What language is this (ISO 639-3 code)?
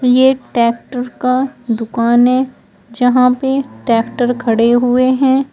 hin